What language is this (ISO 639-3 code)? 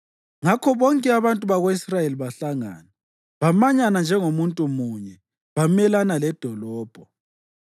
nde